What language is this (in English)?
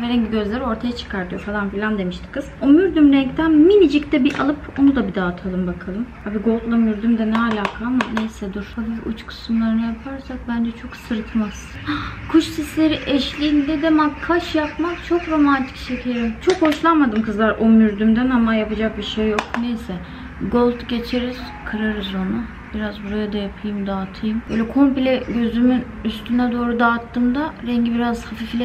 Turkish